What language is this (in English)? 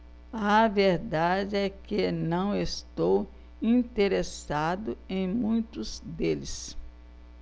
Portuguese